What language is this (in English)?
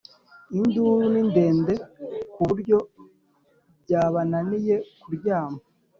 Kinyarwanda